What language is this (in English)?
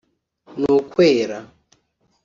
Kinyarwanda